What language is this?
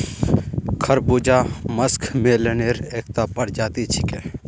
Magahi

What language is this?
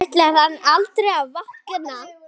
Icelandic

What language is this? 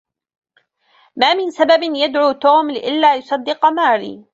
Arabic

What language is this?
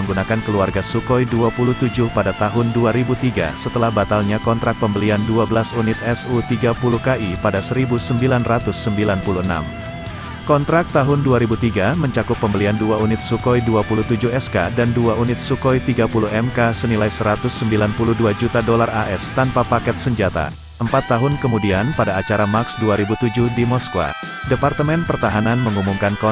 Indonesian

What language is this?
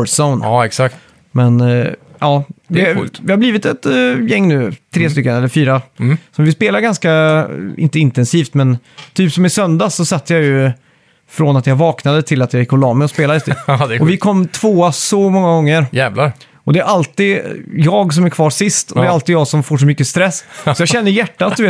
Swedish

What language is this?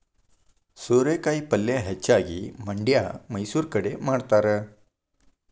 Kannada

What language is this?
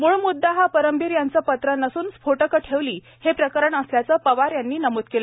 Marathi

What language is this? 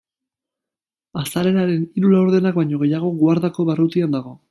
Basque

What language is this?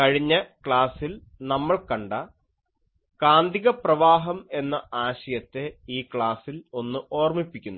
Malayalam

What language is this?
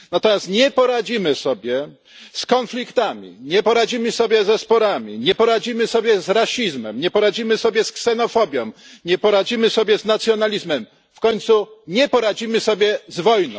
Polish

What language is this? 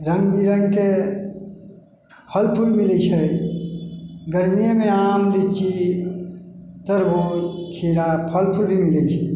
Maithili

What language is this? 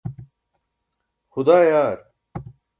Burushaski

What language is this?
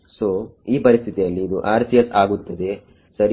Kannada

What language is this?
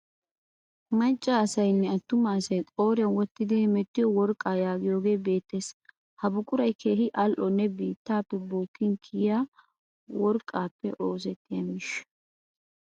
Wolaytta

